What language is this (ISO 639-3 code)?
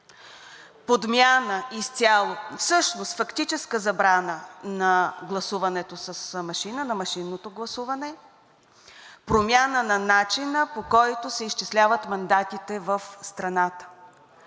bul